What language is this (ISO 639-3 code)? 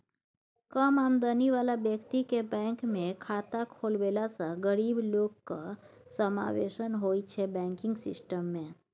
mai